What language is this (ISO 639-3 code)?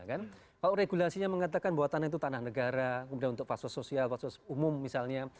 ind